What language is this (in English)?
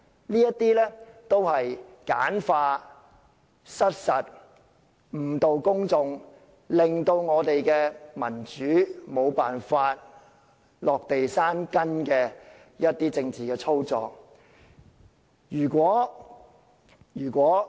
Cantonese